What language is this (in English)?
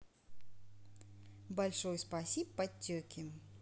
Russian